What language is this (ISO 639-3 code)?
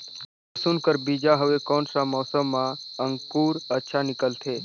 hne